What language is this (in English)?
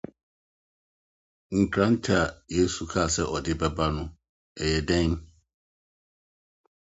Akan